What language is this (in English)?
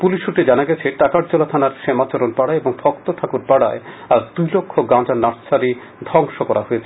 Bangla